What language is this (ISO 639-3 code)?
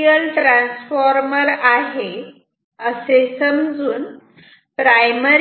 mar